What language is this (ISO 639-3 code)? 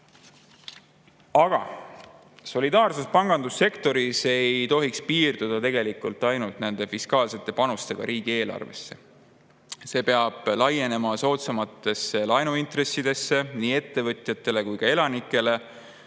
est